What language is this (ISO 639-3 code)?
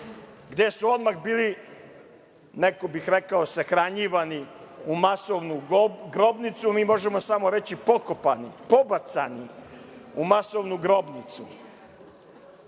srp